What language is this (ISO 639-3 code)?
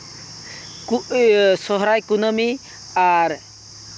sat